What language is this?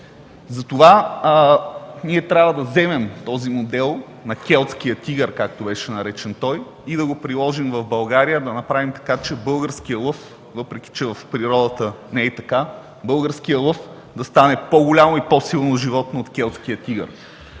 Bulgarian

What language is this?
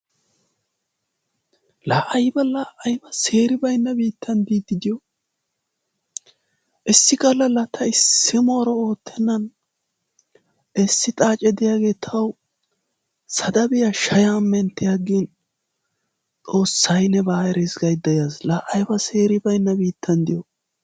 Wolaytta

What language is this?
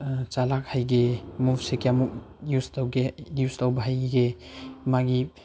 Manipuri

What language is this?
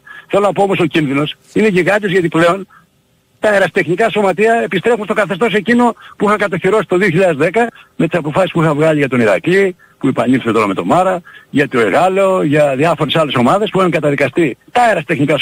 Greek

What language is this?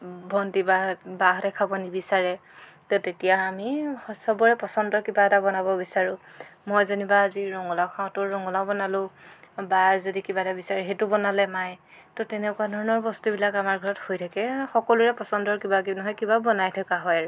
Assamese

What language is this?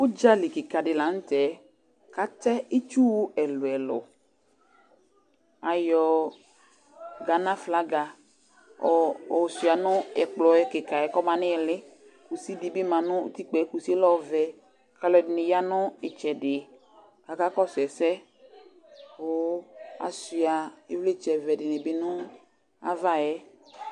Ikposo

